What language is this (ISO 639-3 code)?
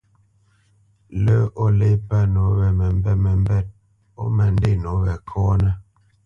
bce